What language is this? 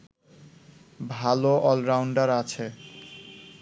Bangla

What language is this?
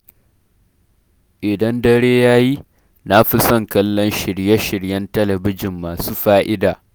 Hausa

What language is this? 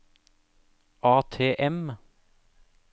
Norwegian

